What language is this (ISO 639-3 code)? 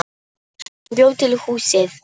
isl